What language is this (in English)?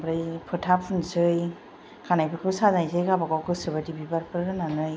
Bodo